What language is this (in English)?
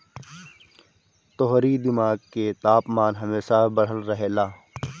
Bhojpuri